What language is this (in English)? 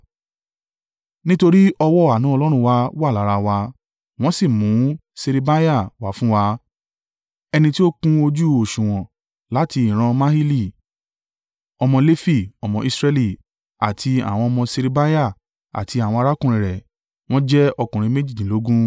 Yoruba